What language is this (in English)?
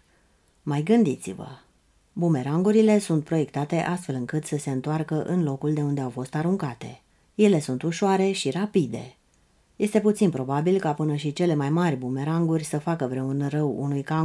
Romanian